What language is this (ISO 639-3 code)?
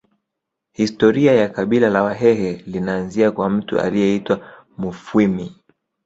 swa